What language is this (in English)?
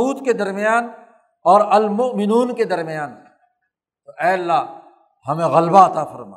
Urdu